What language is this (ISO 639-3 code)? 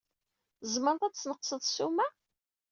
kab